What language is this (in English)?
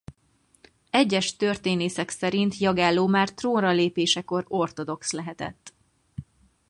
Hungarian